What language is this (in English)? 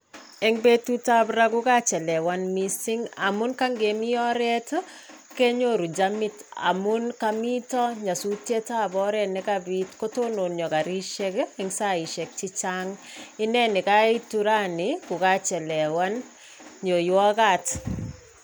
Kalenjin